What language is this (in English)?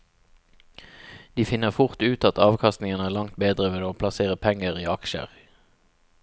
Norwegian